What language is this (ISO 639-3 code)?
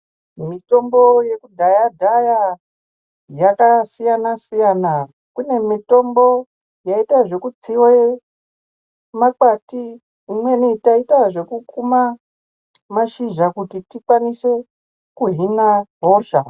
ndc